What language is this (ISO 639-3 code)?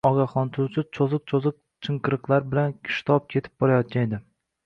uzb